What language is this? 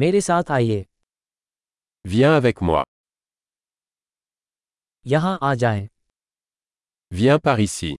Hindi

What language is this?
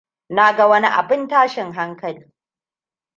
Hausa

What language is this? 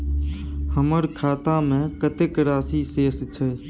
Maithili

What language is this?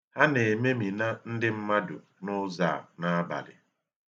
Igbo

